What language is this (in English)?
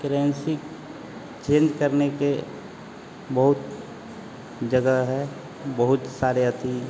Hindi